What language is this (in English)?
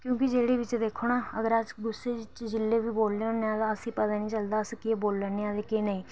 Dogri